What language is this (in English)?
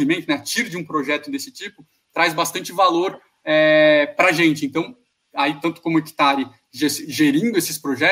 Portuguese